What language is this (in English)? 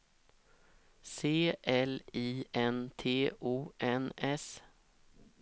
Swedish